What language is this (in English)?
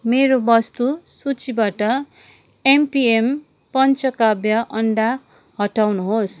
Nepali